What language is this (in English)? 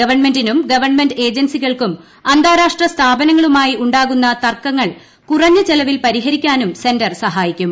Malayalam